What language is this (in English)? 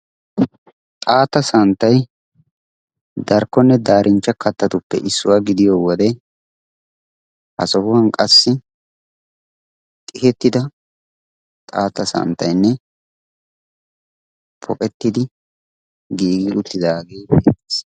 Wolaytta